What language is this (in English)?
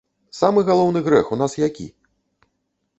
Belarusian